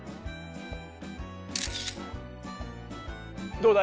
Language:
Japanese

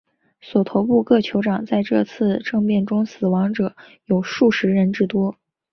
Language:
Chinese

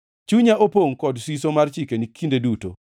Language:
Luo (Kenya and Tanzania)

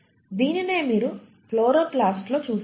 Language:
Telugu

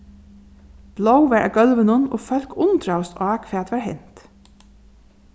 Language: Faroese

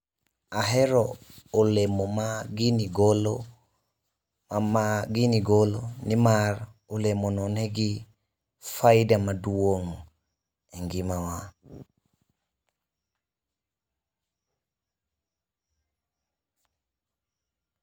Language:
Luo (Kenya and Tanzania)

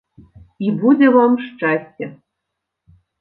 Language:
Belarusian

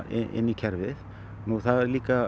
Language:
Icelandic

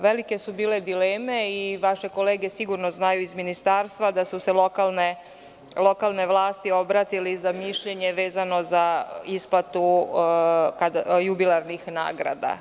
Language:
Serbian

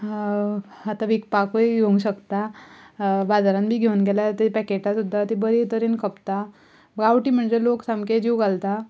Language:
Konkani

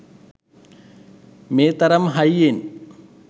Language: Sinhala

